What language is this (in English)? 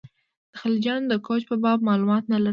Pashto